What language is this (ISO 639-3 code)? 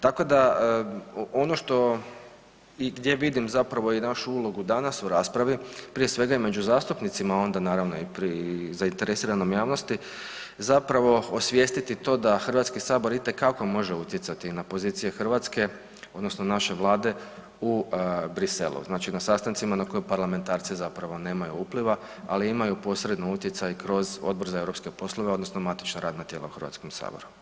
hrv